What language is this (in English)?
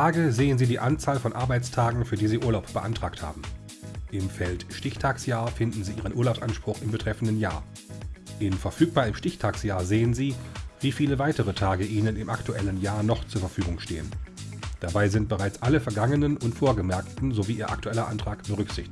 German